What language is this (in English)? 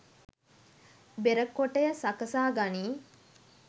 Sinhala